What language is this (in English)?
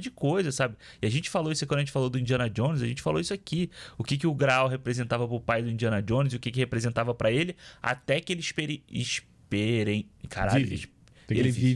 Portuguese